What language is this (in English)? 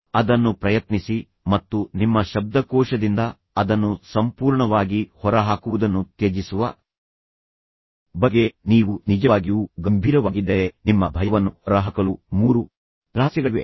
Kannada